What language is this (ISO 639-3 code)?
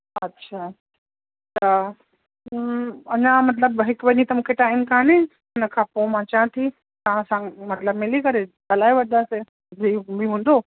snd